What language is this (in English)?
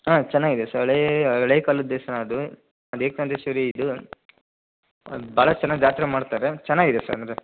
Kannada